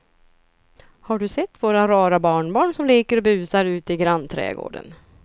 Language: Swedish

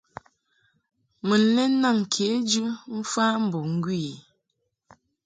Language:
Mungaka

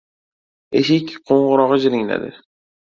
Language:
Uzbek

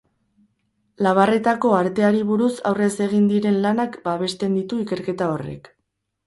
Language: Basque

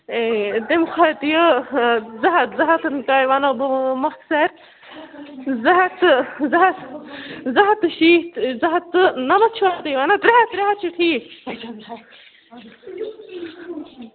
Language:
Kashmiri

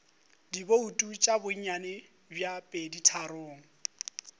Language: Northern Sotho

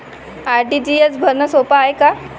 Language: Marathi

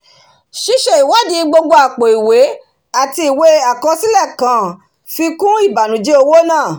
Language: Yoruba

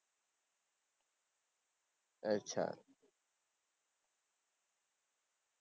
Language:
Gujarati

